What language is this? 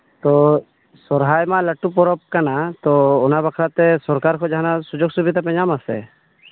Santali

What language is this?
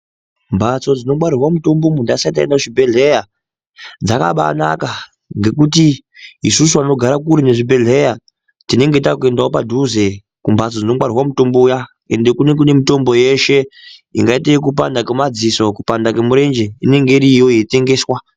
Ndau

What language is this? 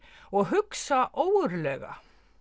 Icelandic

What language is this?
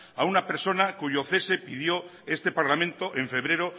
Spanish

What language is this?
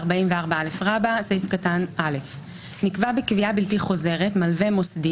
Hebrew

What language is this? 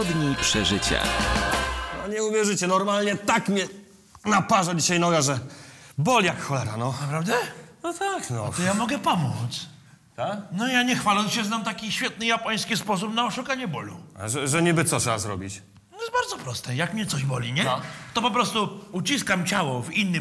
Polish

